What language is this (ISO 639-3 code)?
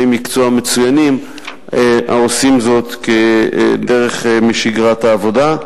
heb